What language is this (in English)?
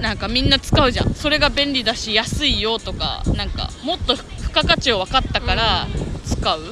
Japanese